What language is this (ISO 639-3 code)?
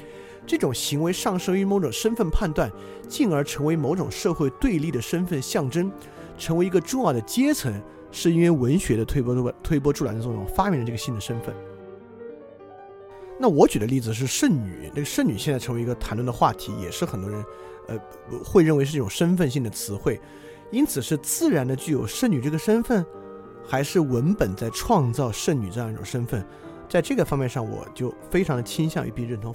zho